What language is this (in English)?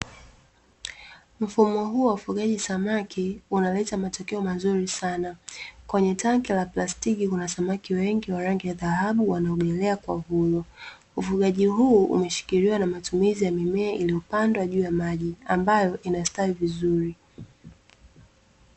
Swahili